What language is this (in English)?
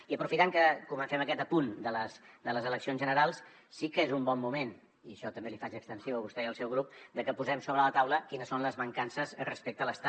Catalan